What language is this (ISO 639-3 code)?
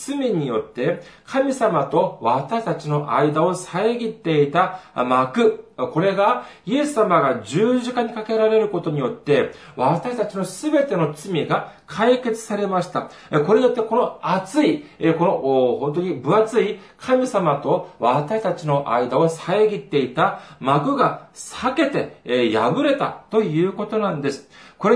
jpn